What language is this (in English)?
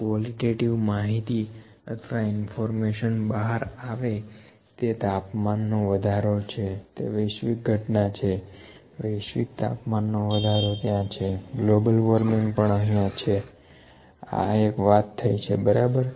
Gujarati